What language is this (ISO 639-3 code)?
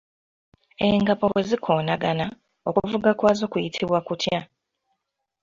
lug